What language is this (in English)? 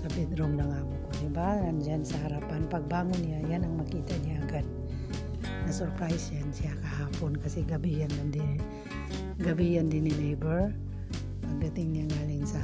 Filipino